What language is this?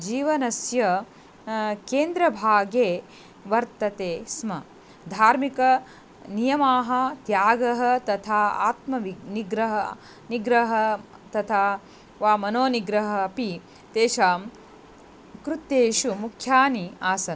Sanskrit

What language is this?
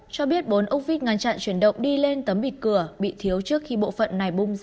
Vietnamese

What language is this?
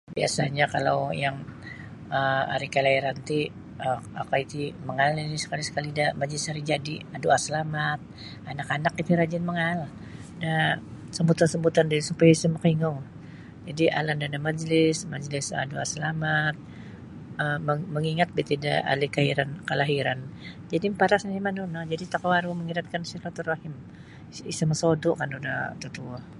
Sabah Bisaya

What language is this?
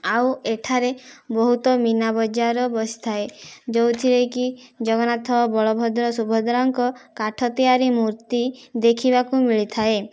Odia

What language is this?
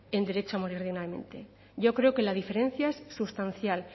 Spanish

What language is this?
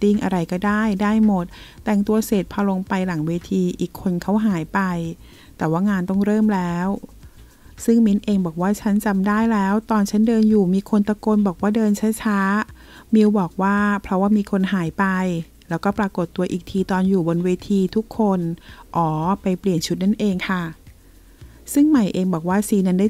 Thai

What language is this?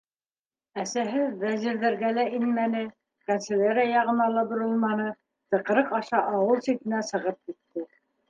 Bashkir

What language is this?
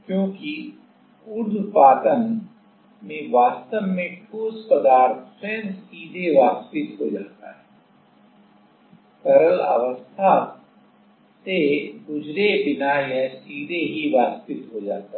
Hindi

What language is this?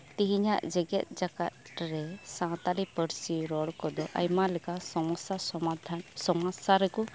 Santali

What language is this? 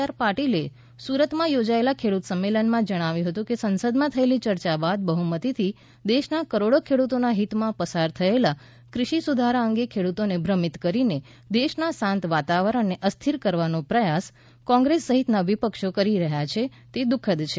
Gujarati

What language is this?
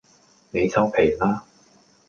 Cantonese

